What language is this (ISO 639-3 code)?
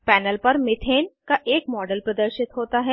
hin